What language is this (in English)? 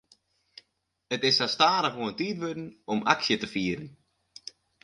Western Frisian